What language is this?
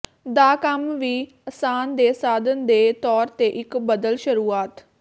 Punjabi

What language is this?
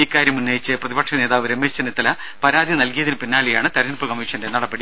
Malayalam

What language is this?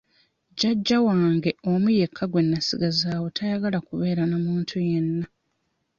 Ganda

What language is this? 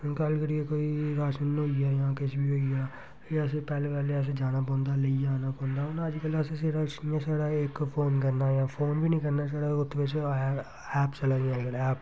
Dogri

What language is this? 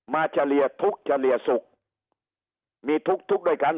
Thai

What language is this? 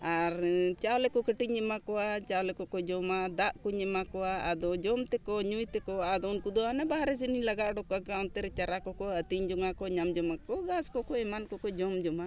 Santali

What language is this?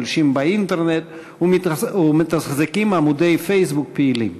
Hebrew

